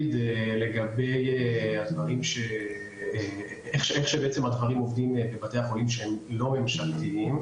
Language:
Hebrew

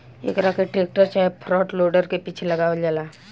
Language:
Bhojpuri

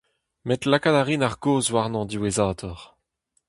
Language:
Breton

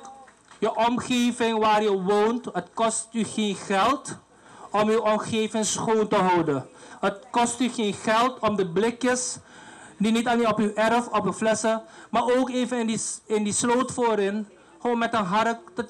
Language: Dutch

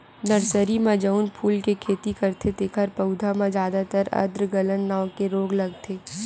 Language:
Chhattisgarhi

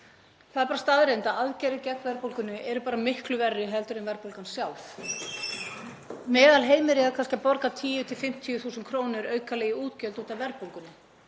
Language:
Icelandic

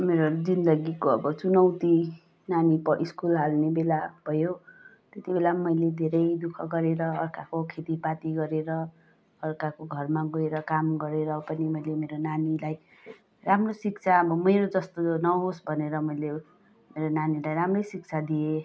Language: Nepali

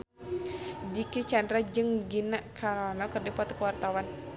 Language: Sundanese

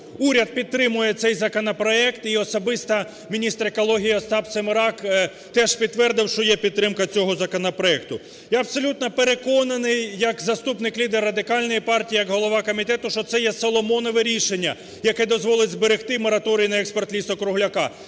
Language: Ukrainian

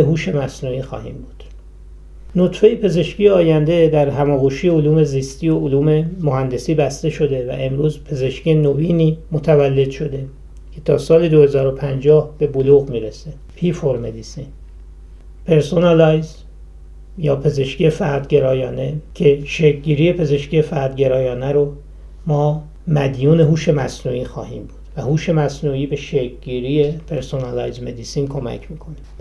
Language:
Persian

